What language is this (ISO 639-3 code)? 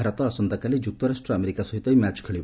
ori